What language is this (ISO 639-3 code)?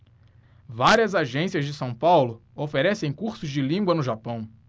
por